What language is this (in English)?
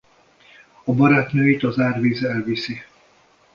Hungarian